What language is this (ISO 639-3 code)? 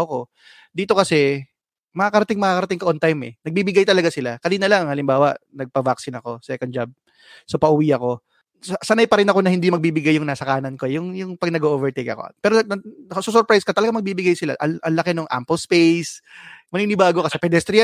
fil